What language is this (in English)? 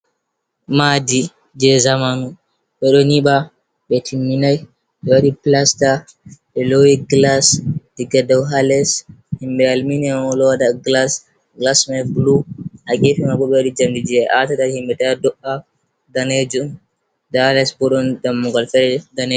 Fula